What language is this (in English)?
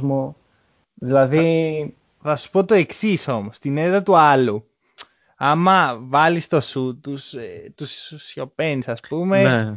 Greek